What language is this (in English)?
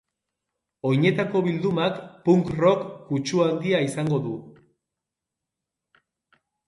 Basque